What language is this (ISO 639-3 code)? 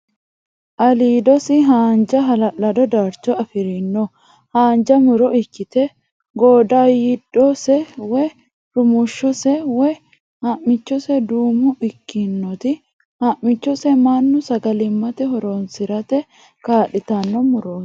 sid